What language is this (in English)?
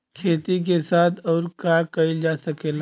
Bhojpuri